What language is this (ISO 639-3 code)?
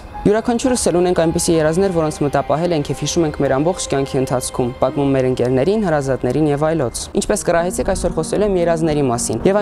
ron